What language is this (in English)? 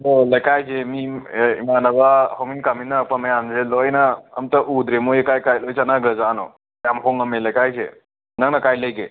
Manipuri